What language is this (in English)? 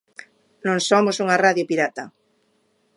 Galician